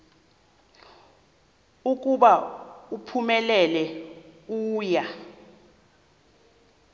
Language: Xhosa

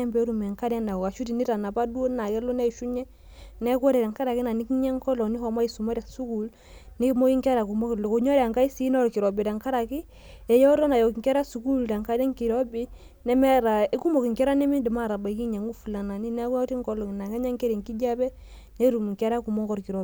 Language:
Masai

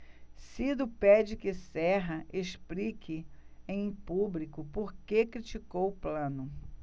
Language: Portuguese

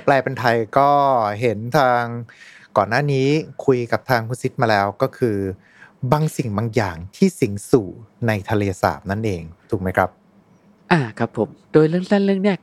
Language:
Thai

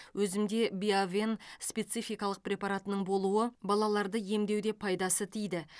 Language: Kazakh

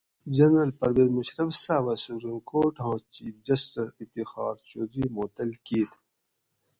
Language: Gawri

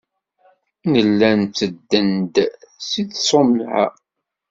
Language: Kabyle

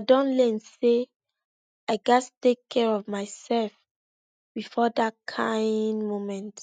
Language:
Nigerian Pidgin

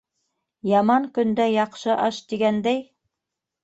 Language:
Bashkir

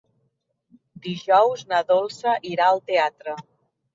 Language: Catalan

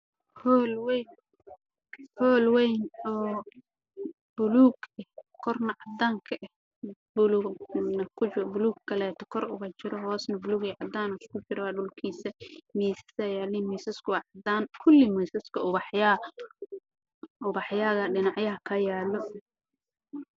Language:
Somali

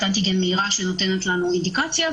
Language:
Hebrew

